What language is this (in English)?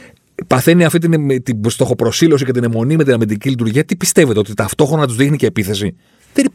Greek